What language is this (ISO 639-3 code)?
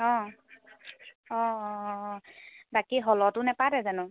asm